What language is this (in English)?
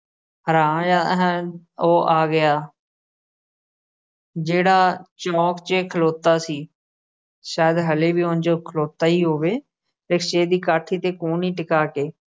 Punjabi